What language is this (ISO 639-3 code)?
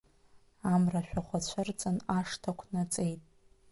abk